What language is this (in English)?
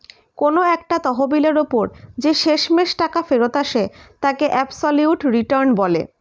Bangla